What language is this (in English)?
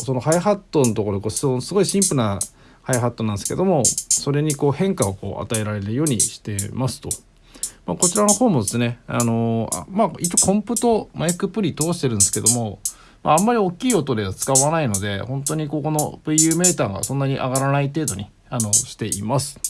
Japanese